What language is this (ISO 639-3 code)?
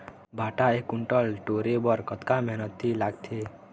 hne